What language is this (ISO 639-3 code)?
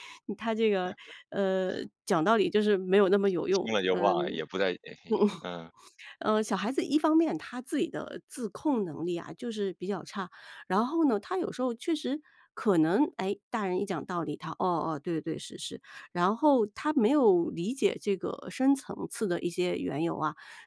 zho